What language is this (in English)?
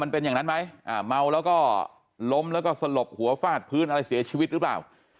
Thai